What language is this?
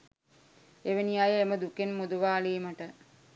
Sinhala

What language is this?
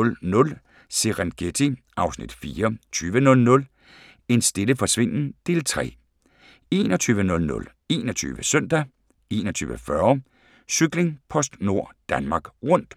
Danish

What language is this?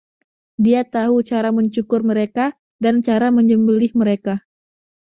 Indonesian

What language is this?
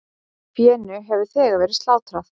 Icelandic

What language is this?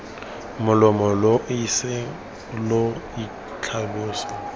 Tswana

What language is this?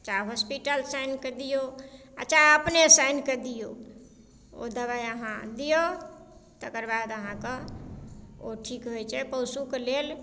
Maithili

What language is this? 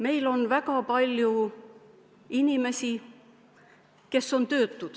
Estonian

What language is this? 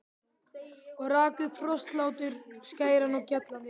Icelandic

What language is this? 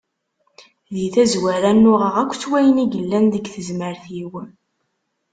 Kabyle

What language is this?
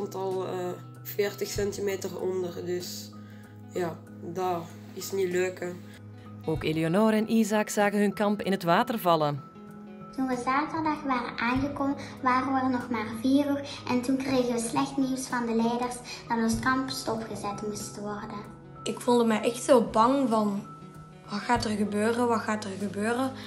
Dutch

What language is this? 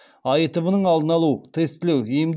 Kazakh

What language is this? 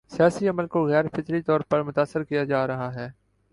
Urdu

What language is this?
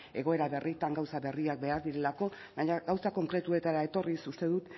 Basque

